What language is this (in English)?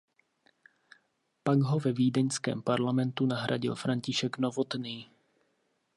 Czech